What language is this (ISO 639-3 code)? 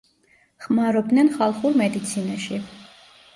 kat